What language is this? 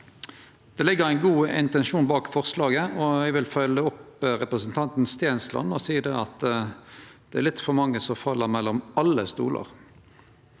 Norwegian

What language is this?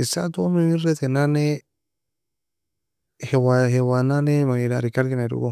Nobiin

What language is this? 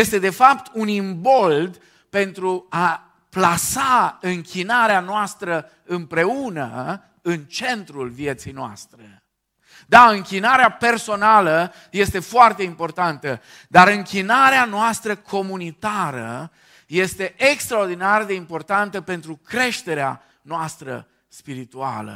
Romanian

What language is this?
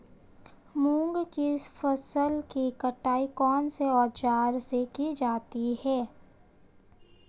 Hindi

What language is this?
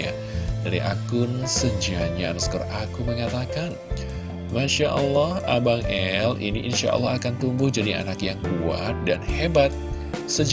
Indonesian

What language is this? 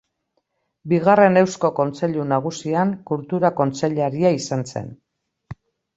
Basque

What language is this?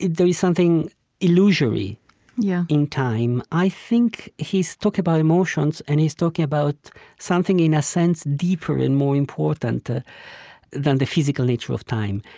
English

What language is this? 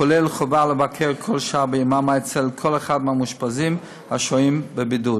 Hebrew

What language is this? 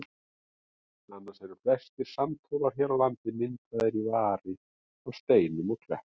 Icelandic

